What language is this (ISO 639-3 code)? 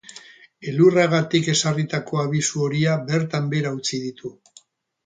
eus